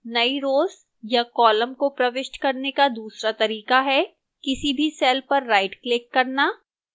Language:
Hindi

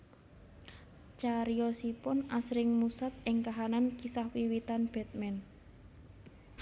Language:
Javanese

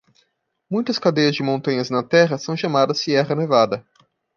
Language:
Portuguese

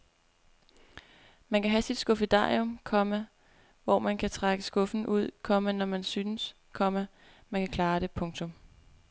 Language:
Danish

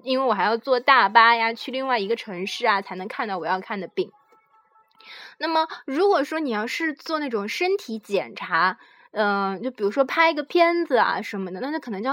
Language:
Chinese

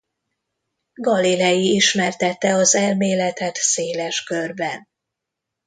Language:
Hungarian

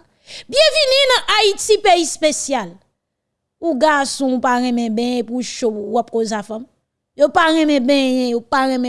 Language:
French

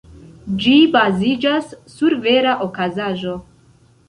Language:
Esperanto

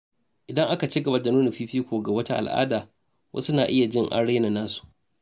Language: Hausa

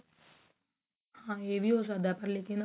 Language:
Punjabi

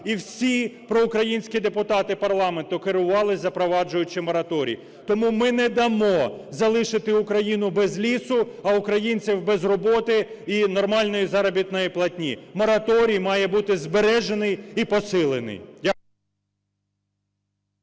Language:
Ukrainian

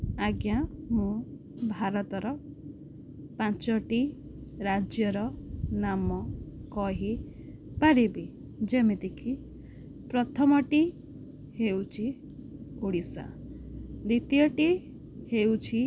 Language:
Odia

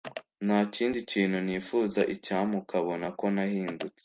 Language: Kinyarwanda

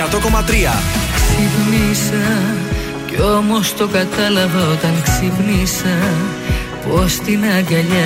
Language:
Greek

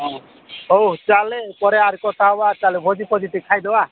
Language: Odia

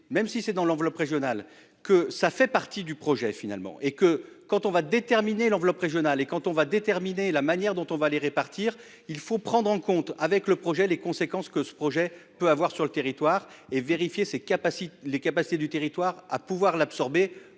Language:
French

